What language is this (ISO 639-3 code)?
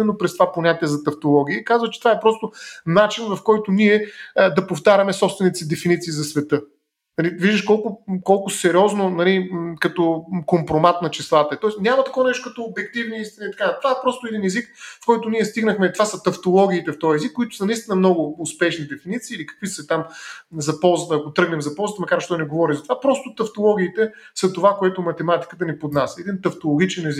bul